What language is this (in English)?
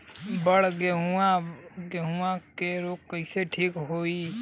Bhojpuri